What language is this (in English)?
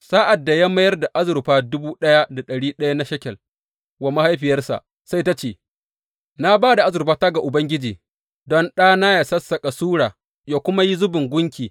Hausa